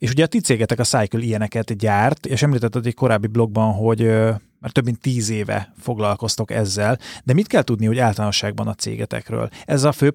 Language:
Hungarian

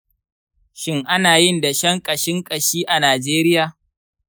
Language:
Hausa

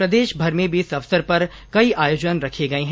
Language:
Hindi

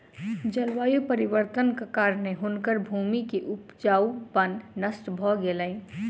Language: Maithili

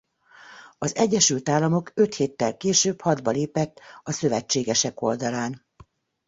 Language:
Hungarian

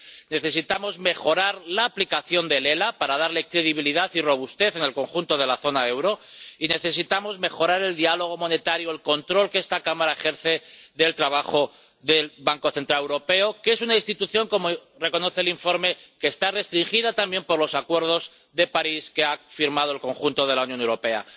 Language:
Spanish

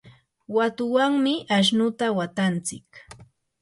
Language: Yanahuanca Pasco Quechua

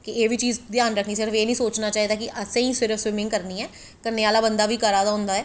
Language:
Dogri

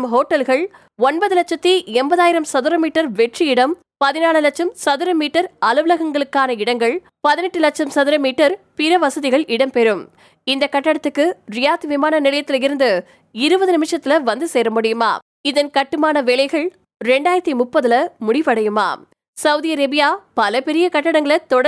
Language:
Tamil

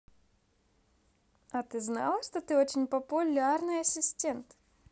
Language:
Russian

